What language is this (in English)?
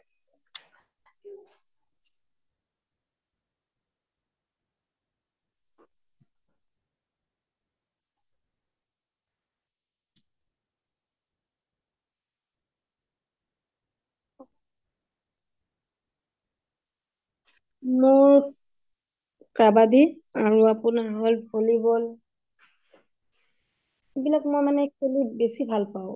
Assamese